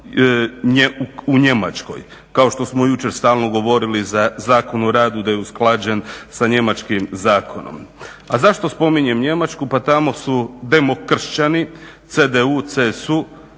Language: Croatian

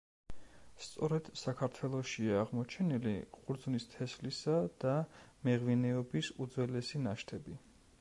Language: Georgian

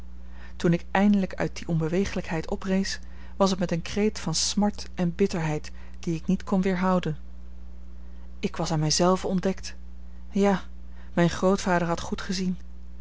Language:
Dutch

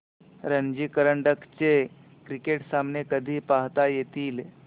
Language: Marathi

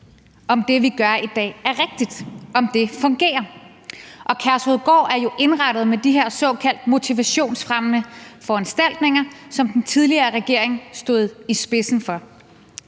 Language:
Danish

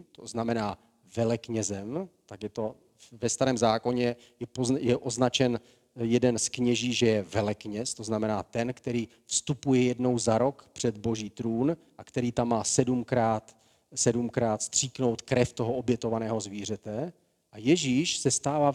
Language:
Czech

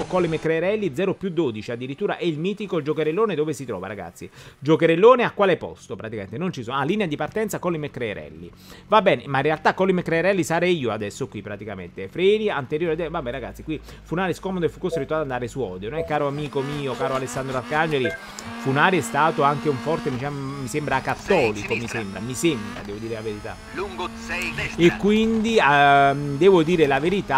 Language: Italian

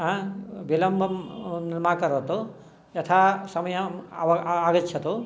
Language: Sanskrit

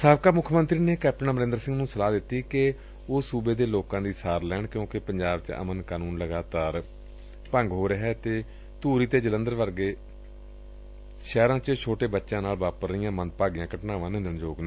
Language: Punjabi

